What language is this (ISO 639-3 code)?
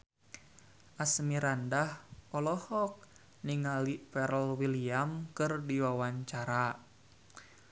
sun